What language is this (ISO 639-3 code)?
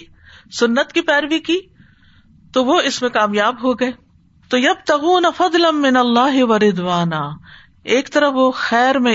urd